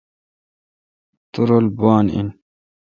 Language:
Kalkoti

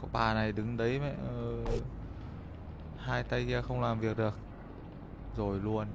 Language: Vietnamese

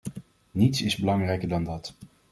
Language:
Dutch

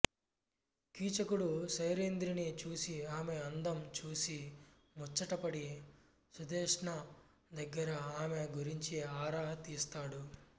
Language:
Telugu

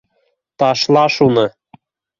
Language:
Bashkir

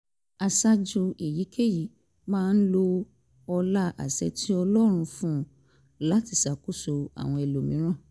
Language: Yoruba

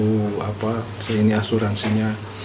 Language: Indonesian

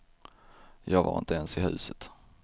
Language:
Swedish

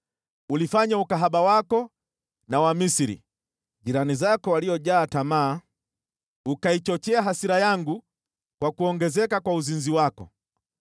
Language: Swahili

